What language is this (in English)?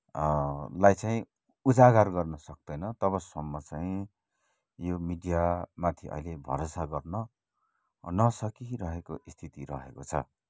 Nepali